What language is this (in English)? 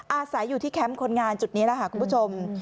Thai